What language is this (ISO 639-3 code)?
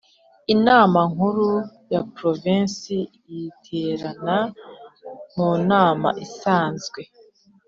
kin